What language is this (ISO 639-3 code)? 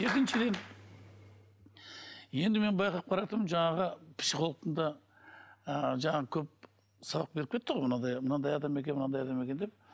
kaz